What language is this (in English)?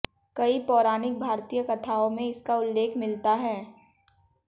Hindi